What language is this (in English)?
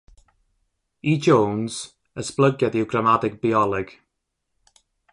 Welsh